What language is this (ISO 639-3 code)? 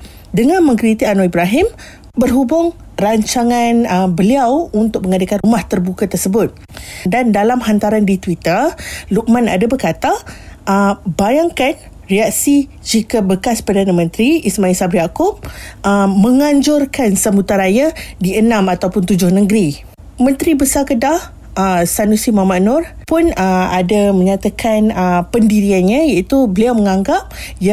msa